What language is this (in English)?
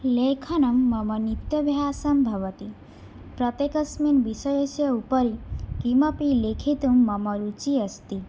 Sanskrit